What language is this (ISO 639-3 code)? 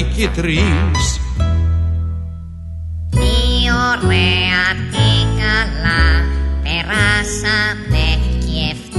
ell